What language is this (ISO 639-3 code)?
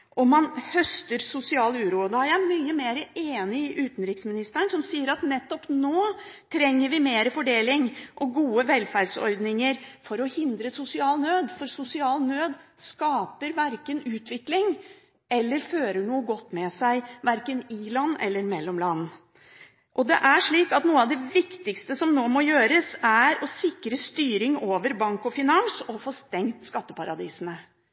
nob